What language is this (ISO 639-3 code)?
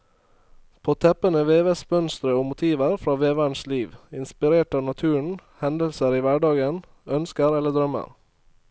nor